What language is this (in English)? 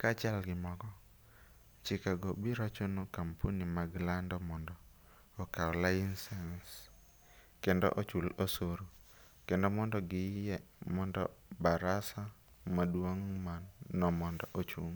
Luo (Kenya and Tanzania)